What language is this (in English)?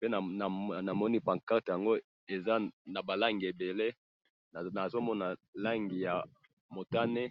Lingala